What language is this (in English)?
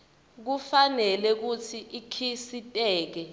Swati